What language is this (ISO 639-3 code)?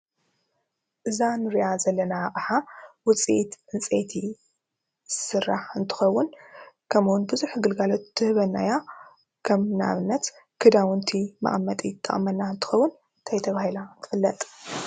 tir